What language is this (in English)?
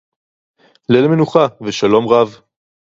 Hebrew